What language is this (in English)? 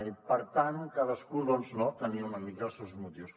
Catalan